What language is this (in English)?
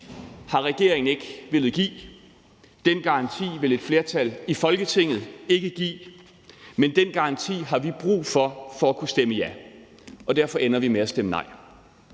Danish